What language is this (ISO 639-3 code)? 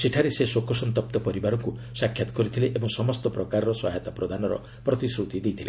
ori